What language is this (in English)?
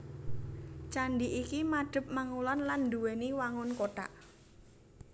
Javanese